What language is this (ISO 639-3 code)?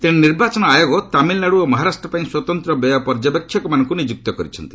ori